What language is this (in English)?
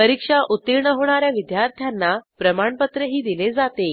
Marathi